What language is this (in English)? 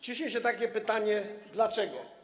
Polish